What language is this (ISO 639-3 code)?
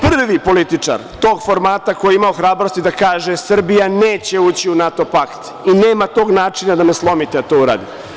srp